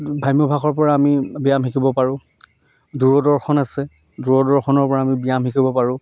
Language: Assamese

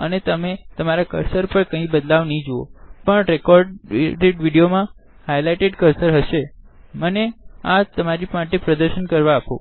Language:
Gujarati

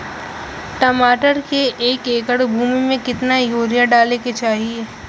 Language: Bhojpuri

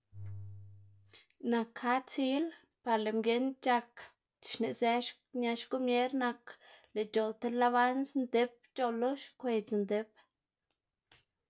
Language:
Xanaguía Zapotec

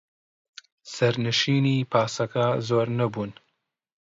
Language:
Central Kurdish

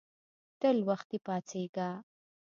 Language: Pashto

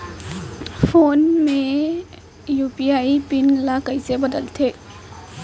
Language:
Chhattisgarhi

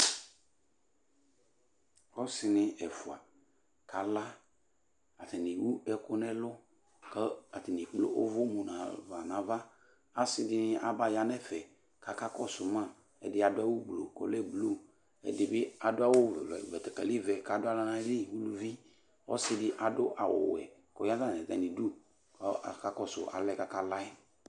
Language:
Ikposo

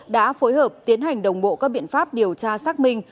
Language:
Vietnamese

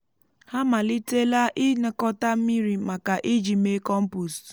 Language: Igbo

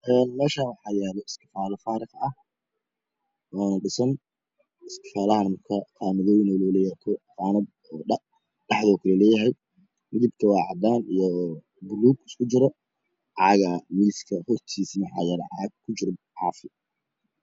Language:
Somali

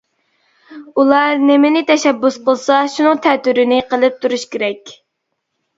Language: Uyghur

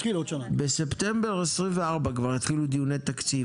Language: Hebrew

